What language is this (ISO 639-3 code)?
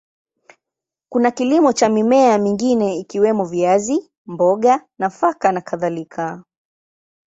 swa